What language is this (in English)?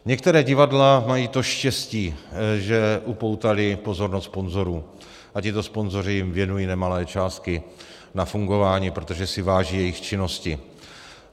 Czech